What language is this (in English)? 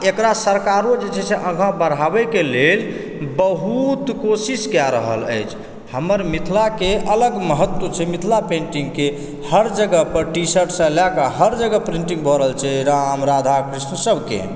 Maithili